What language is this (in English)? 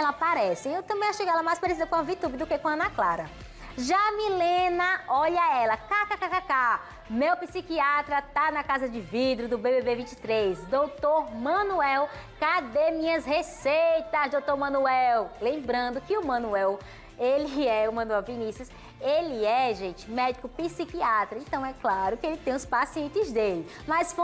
Portuguese